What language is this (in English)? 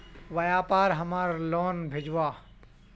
Magahi